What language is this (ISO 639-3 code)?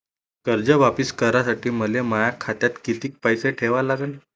mar